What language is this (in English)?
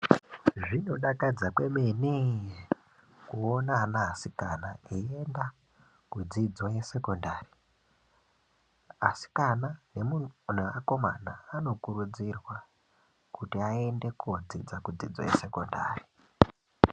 Ndau